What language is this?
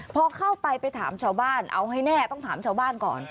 Thai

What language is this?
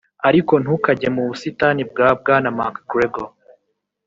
Kinyarwanda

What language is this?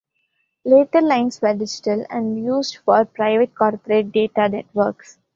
English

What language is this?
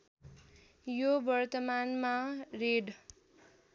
Nepali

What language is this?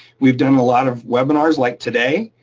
English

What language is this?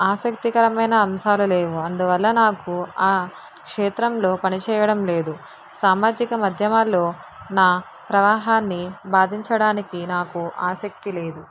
Telugu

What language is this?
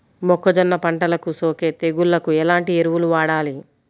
Telugu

